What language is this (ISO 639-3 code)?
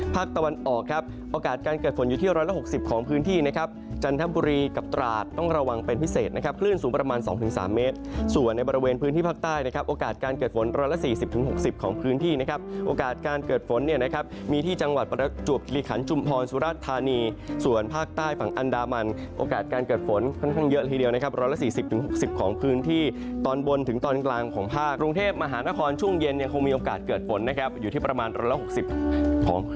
tha